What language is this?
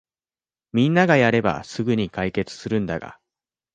Japanese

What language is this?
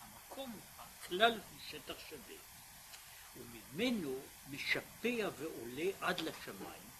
Hebrew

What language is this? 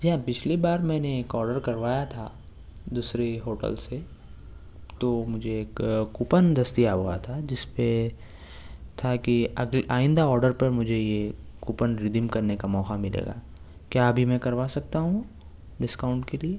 Urdu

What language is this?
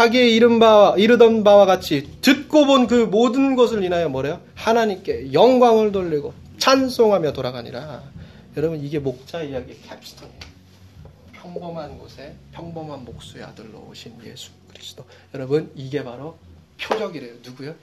Korean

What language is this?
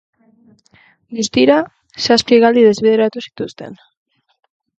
Basque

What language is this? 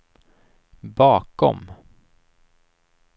Swedish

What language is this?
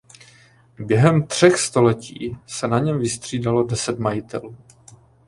Czech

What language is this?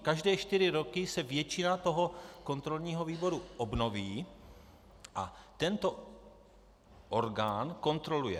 Czech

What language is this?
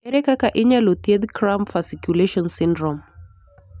Luo (Kenya and Tanzania)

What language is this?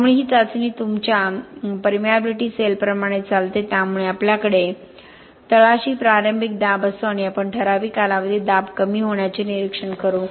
Marathi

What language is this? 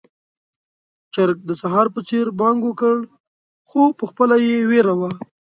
Pashto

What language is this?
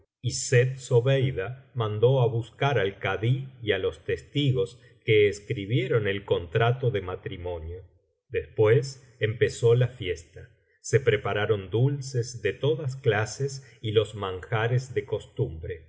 Spanish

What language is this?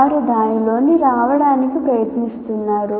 Telugu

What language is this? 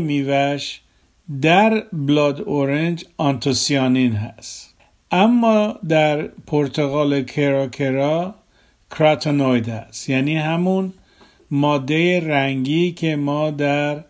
Persian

